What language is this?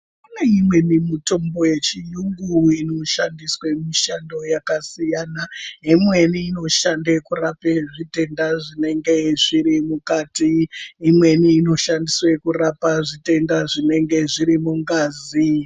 Ndau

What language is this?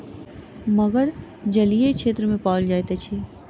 Maithili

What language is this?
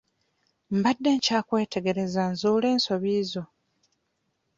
Ganda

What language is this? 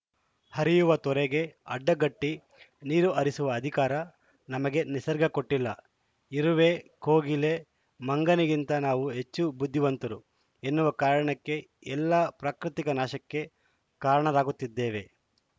Kannada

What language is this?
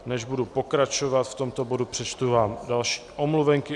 Czech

